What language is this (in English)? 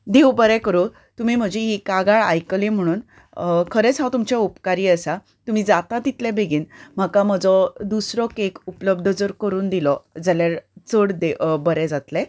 Konkani